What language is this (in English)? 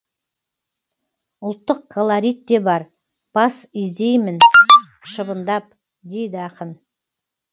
Kazakh